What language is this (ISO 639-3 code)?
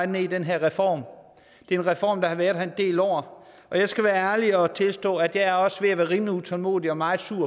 dan